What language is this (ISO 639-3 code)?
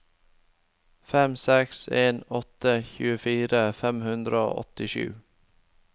nor